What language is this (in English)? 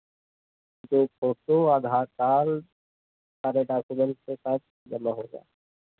Hindi